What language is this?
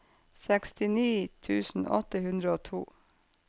Norwegian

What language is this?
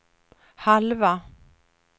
Swedish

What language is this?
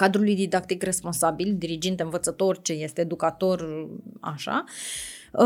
Romanian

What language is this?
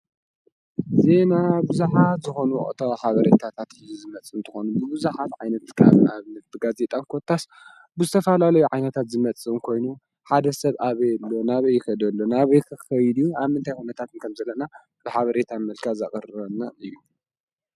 Tigrinya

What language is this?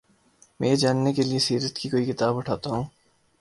Urdu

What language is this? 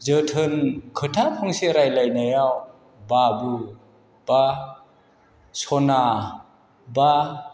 Bodo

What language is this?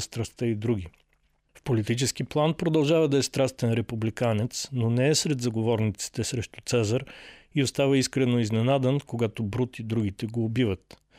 Bulgarian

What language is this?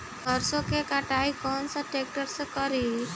Bhojpuri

